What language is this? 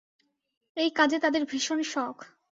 Bangla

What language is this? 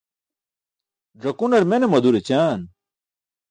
Burushaski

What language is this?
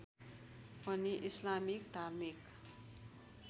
Nepali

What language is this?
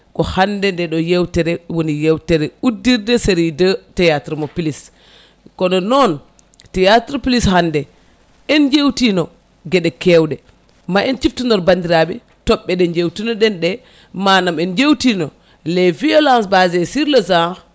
Fula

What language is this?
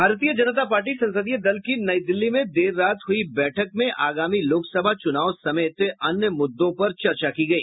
Hindi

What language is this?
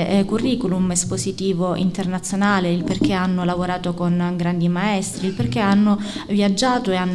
Italian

